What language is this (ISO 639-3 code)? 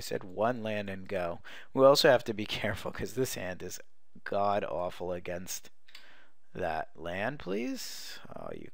eng